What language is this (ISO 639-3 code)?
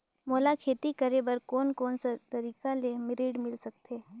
hne